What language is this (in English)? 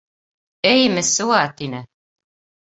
Bashkir